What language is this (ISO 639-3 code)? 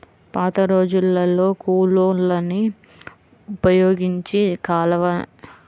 tel